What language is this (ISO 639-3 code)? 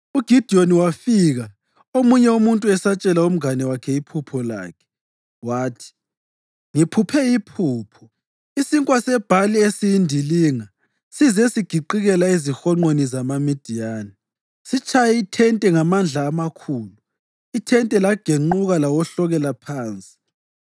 nde